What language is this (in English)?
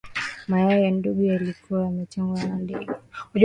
Swahili